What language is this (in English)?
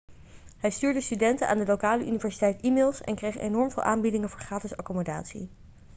Dutch